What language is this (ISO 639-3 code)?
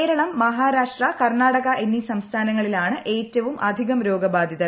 mal